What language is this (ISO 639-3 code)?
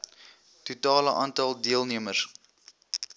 afr